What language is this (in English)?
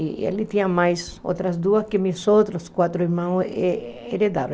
Portuguese